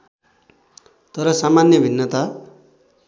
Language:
Nepali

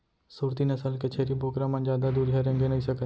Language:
Chhattisgarhi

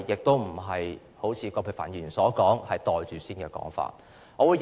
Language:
Cantonese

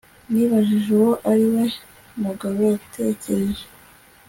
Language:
Kinyarwanda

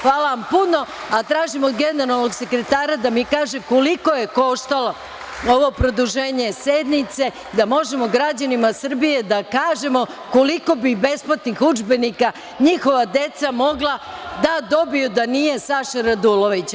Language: Serbian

